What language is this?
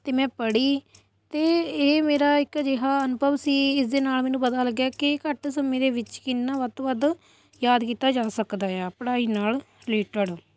Punjabi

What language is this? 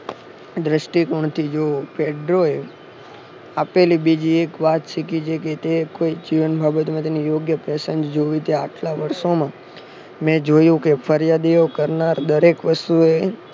Gujarati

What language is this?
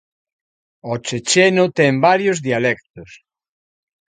Galician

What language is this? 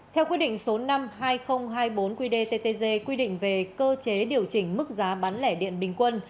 Vietnamese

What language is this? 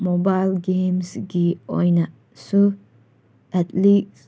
Manipuri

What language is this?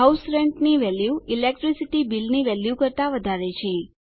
Gujarati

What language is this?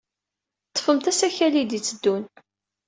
Kabyle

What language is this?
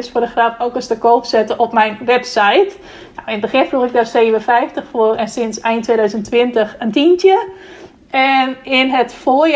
Dutch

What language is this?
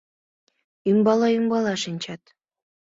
Mari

